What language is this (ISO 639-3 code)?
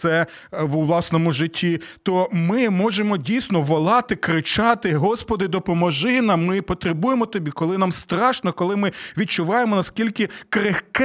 ukr